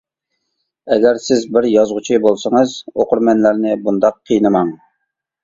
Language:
Uyghur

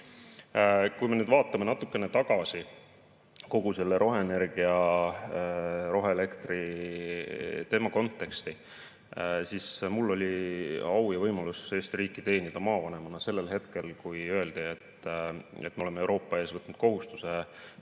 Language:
Estonian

